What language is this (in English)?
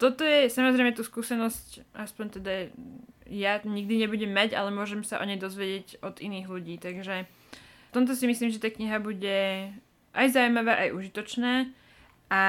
Slovak